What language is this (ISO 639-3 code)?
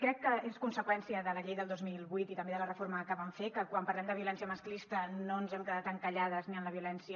cat